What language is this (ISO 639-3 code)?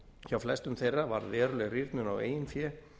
isl